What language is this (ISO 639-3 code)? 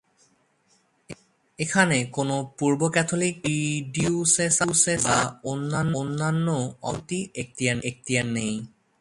ben